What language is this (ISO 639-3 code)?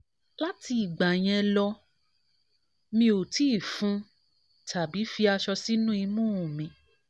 yor